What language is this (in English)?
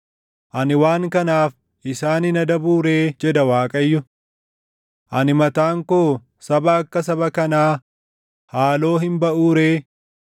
Oromo